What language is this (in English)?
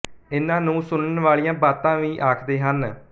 Punjabi